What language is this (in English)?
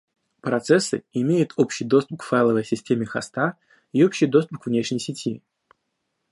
Russian